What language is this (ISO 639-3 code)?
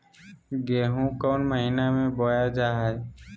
mag